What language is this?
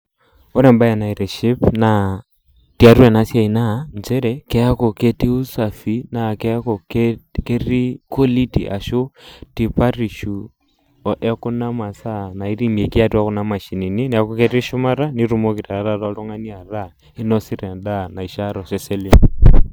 Masai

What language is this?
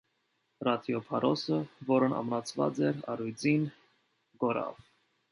Armenian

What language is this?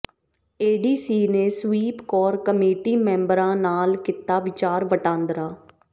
Punjabi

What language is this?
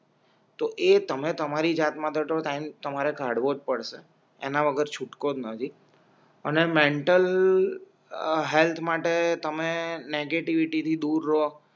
Gujarati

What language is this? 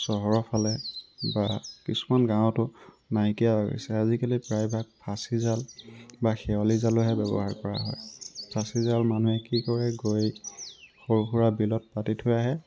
Assamese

